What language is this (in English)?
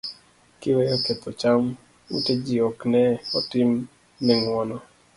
Luo (Kenya and Tanzania)